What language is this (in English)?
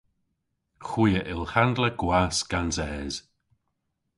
Cornish